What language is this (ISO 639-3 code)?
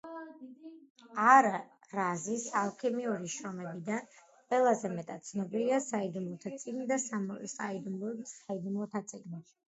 kat